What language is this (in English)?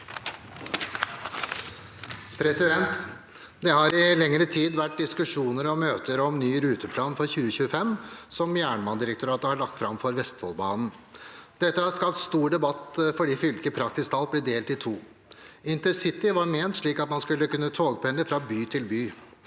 Norwegian